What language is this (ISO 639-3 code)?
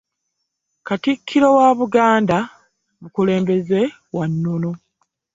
lug